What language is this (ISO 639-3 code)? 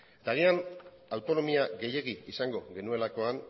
eus